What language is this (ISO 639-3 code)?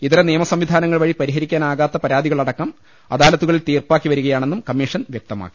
mal